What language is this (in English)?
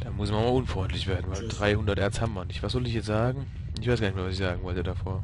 German